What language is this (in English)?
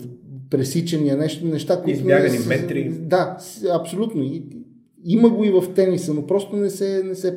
Bulgarian